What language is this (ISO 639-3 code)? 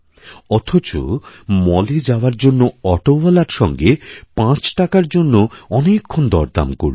ben